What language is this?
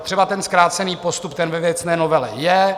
Czech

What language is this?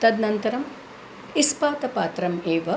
Sanskrit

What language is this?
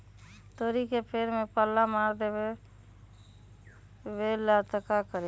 Magahi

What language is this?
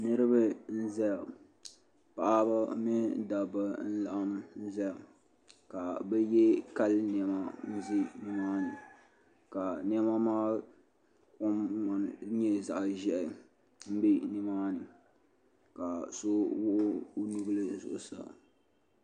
Dagbani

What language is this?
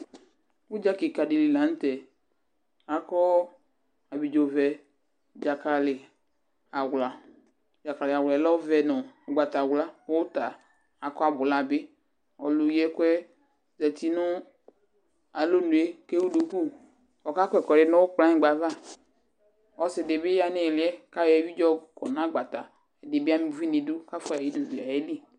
Ikposo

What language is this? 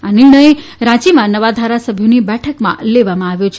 Gujarati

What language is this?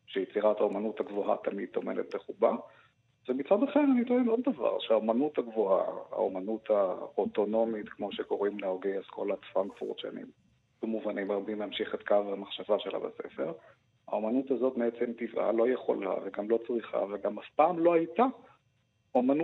Hebrew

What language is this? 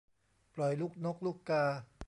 Thai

